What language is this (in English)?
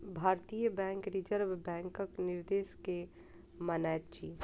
Maithili